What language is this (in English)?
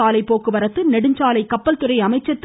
Tamil